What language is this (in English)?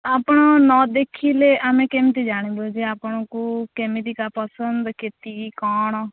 Odia